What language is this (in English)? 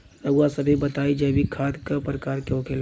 Bhojpuri